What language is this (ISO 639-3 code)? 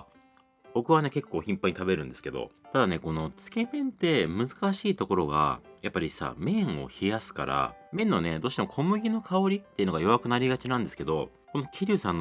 jpn